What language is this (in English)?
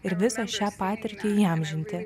Lithuanian